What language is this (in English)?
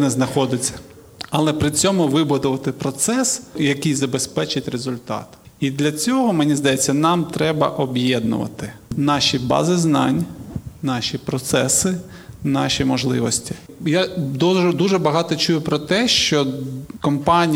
Ukrainian